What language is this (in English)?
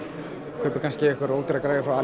Icelandic